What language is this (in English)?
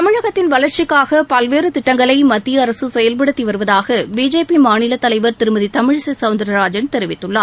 Tamil